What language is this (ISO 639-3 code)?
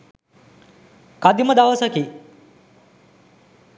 sin